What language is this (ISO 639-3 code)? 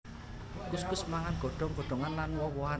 jav